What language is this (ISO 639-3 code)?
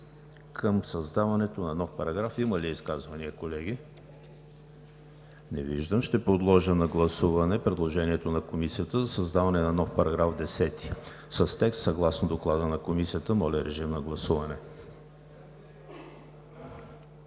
bul